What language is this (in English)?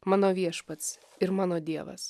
Lithuanian